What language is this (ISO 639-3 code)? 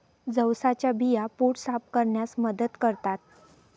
mar